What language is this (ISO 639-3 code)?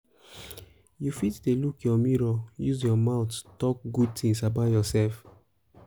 pcm